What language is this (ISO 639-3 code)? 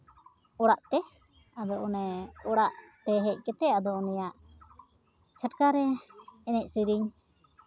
sat